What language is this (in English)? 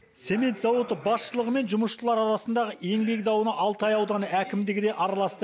Kazakh